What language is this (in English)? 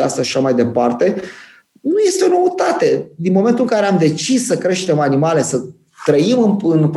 Romanian